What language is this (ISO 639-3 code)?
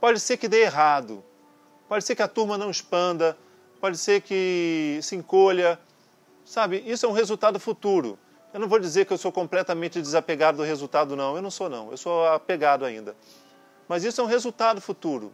por